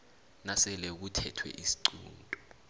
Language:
South Ndebele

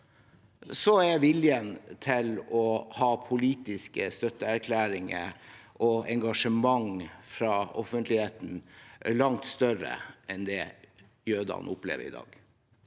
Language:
Norwegian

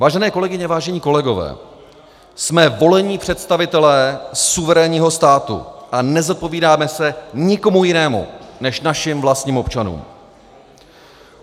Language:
Czech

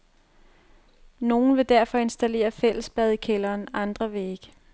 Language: Danish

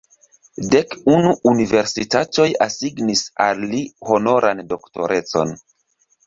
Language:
Esperanto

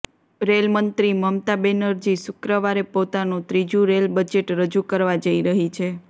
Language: Gujarati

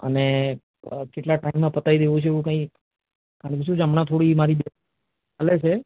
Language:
Gujarati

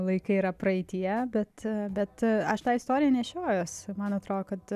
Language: Lithuanian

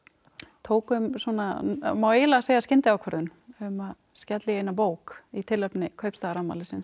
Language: Icelandic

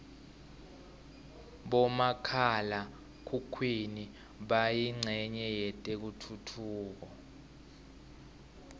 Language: Swati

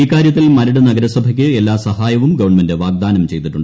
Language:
Malayalam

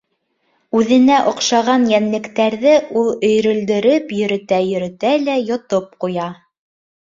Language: Bashkir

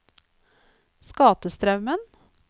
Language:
Norwegian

